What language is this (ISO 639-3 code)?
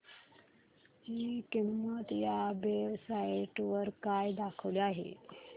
mar